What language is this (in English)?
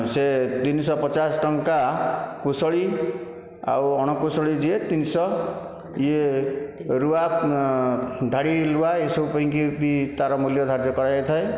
Odia